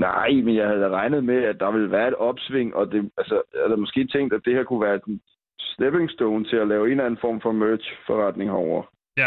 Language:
Danish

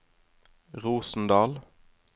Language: Norwegian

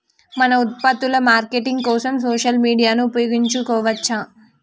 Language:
Telugu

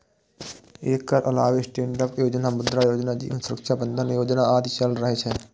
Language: Maithili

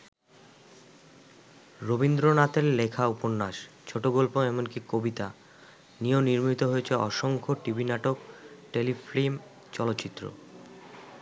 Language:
Bangla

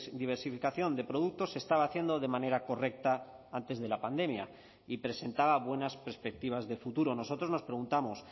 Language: Spanish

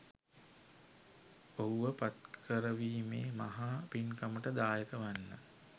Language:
Sinhala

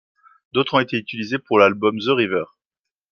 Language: French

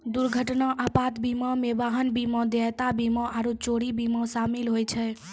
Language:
Maithili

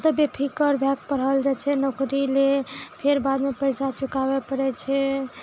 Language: Maithili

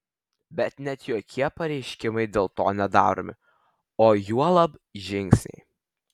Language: Lithuanian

